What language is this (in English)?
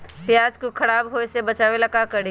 Magahi